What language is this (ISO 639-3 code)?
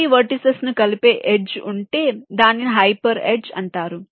tel